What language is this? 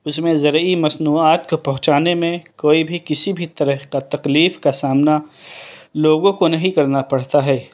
Urdu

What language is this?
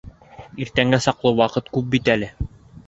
Bashkir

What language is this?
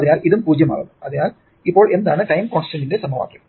Malayalam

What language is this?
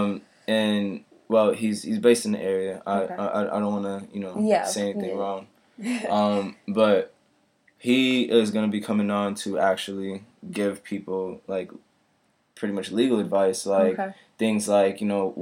English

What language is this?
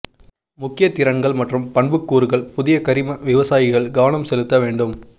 Tamil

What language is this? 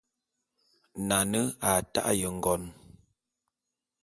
Bulu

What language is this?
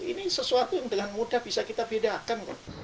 Indonesian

